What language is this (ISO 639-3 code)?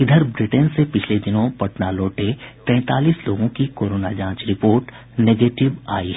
hin